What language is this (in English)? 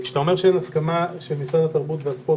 Hebrew